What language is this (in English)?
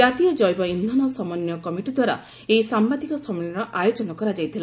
Odia